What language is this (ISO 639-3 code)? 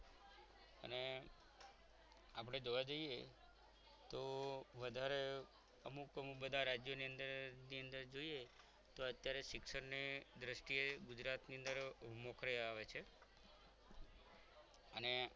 guj